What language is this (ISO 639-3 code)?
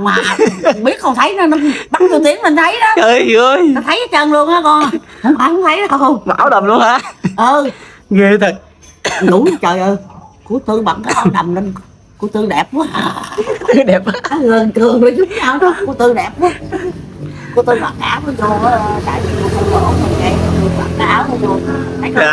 vie